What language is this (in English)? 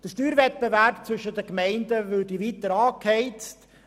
Swiss German